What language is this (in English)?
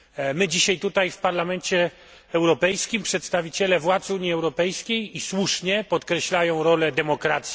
Polish